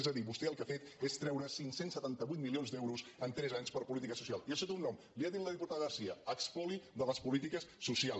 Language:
Catalan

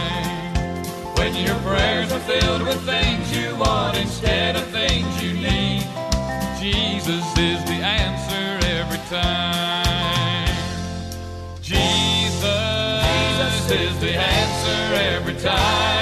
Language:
Filipino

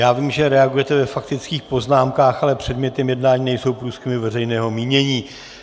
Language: Czech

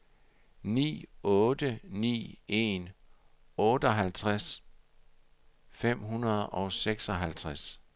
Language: Danish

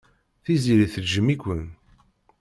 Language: Kabyle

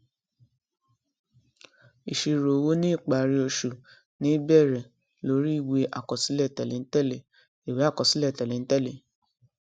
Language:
Yoruba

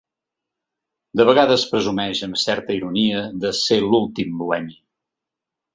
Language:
Catalan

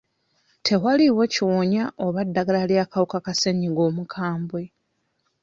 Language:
Ganda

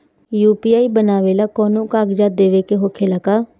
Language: Bhojpuri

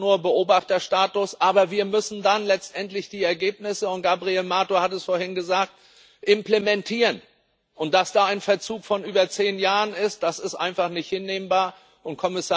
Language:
German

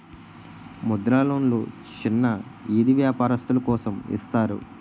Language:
Telugu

